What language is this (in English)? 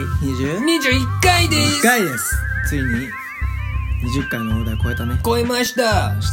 Japanese